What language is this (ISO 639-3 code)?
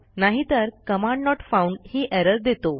mar